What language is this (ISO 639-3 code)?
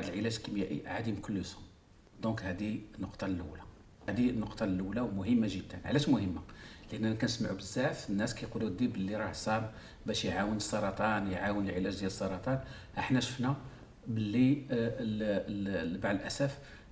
ara